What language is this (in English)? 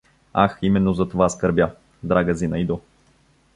Bulgarian